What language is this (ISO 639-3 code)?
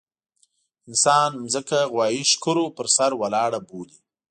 pus